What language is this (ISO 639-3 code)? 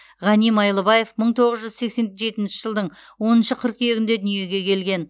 kaz